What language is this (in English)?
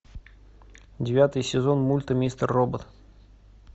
Russian